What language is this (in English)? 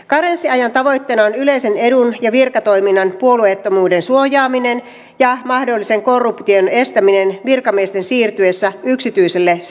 Finnish